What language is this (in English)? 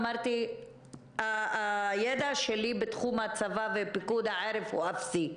Hebrew